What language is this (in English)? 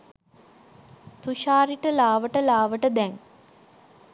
Sinhala